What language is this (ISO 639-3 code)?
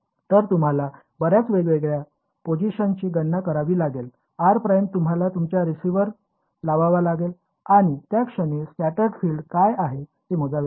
mar